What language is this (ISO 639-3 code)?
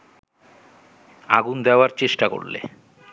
ben